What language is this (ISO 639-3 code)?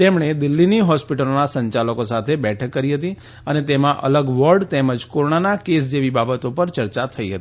guj